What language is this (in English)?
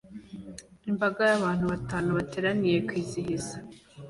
Kinyarwanda